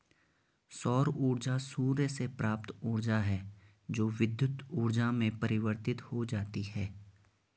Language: Hindi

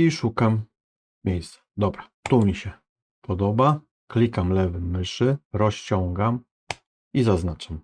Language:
Polish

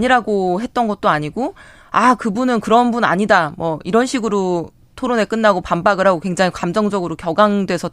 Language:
Korean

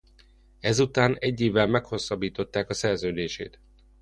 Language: Hungarian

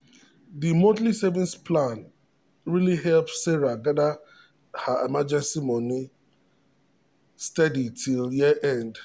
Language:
Nigerian Pidgin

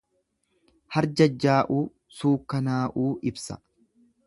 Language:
Oromo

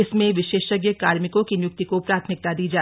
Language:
Hindi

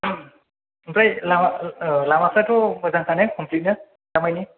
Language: Bodo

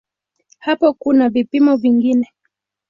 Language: Swahili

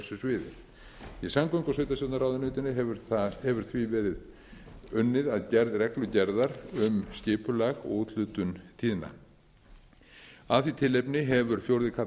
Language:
Icelandic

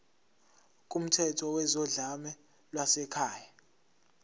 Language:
Zulu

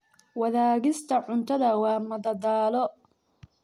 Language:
Somali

